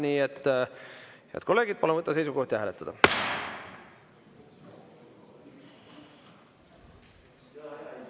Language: Estonian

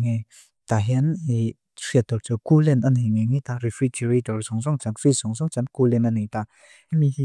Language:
Mizo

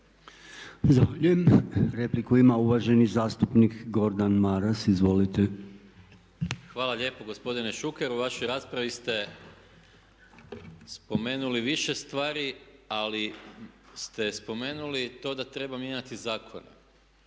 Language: Croatian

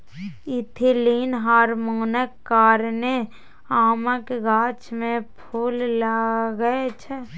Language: Maithili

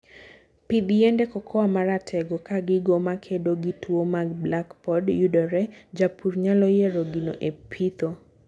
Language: Luo (Kenya and Tanzania)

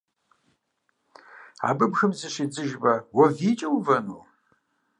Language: Kabardian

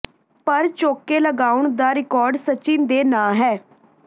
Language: Punjabi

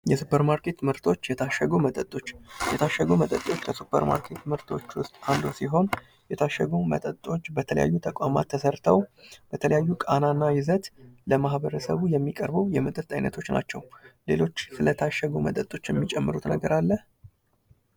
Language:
Amharic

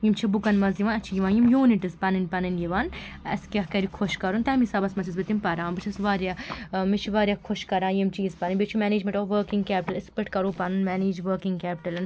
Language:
Kashmiri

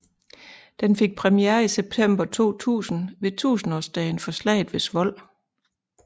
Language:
Danish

